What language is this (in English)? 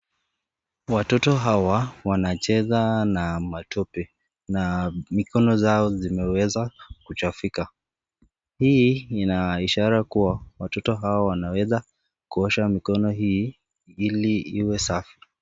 Swahili